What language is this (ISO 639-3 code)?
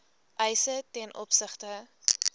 afr